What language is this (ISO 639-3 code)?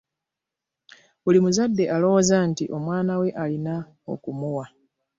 lug